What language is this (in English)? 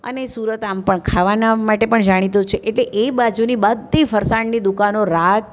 Gujarati